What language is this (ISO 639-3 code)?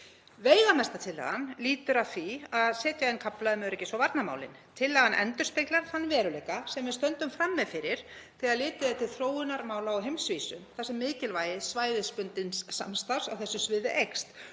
isl